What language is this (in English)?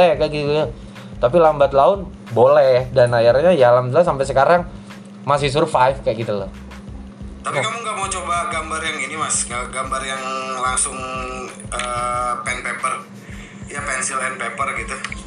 Indonesian